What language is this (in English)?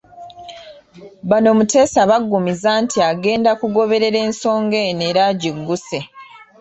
Ganda